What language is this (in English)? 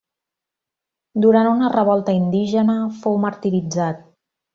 Catalan